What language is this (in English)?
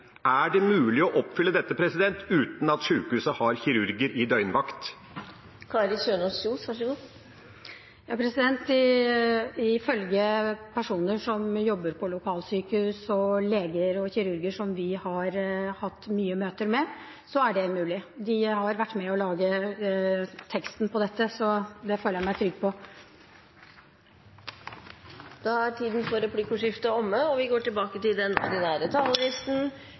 Norwegian